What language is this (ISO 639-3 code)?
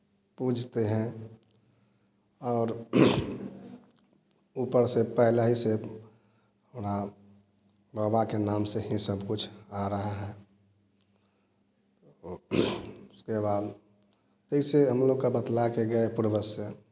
hin